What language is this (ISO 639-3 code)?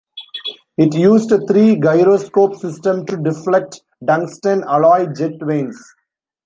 eng